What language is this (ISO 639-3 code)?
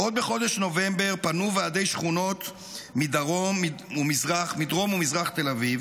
heb